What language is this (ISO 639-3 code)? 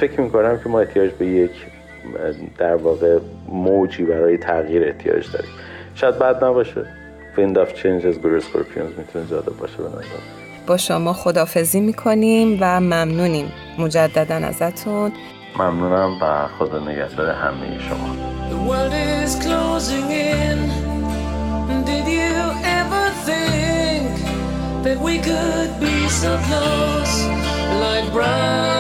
fas